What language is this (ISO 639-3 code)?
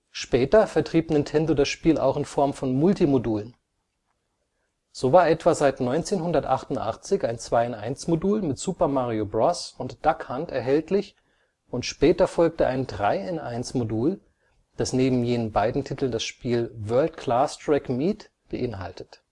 deu